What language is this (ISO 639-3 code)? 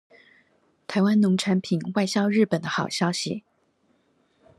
zho